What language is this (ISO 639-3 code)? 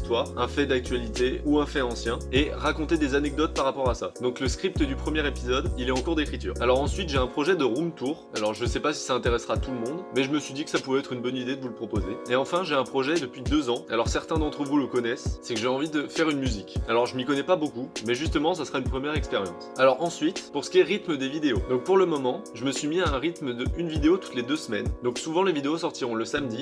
fra